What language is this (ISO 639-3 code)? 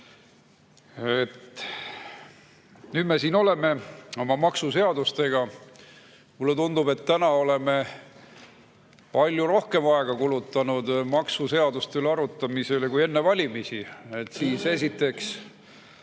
est